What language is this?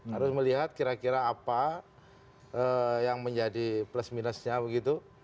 Indonesian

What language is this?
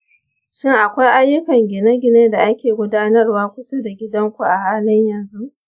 Hausa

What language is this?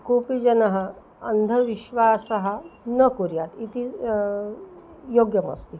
Sanskrit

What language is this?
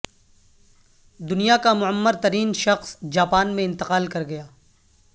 Urdu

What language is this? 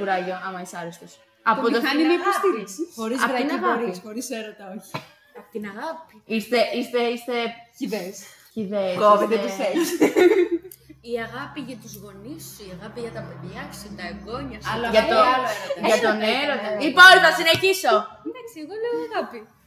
Greek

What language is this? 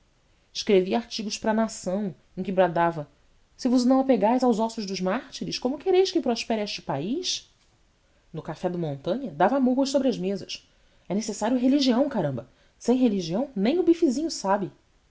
Portuguese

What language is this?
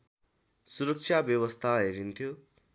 Nepali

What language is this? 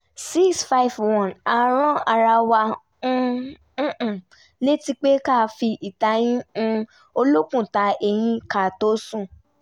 Yoruba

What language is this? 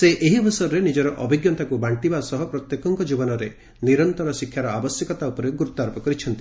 Odia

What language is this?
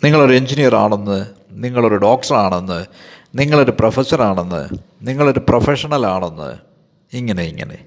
Malayalam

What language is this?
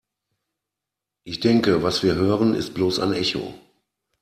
German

